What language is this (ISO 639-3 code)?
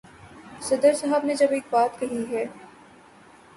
urd